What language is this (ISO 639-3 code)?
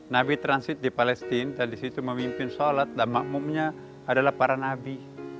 ind